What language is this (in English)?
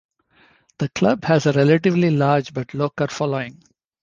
English